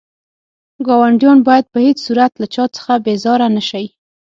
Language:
Pashto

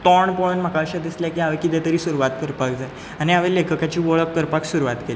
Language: Konkani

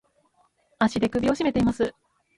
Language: Japanese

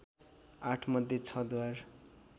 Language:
Nepali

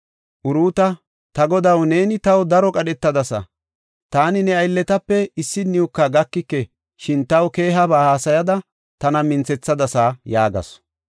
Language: Gofa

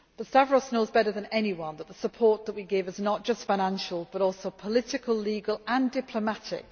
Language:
English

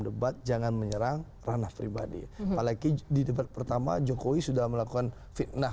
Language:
Indonesian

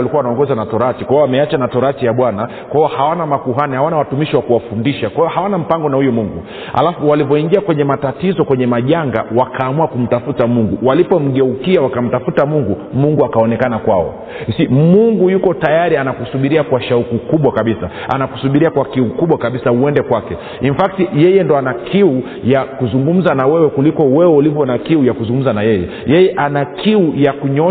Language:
Swahili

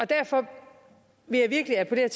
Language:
Danish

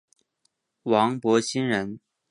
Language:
Chinese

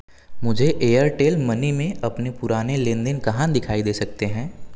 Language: Hindi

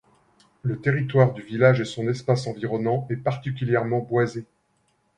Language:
French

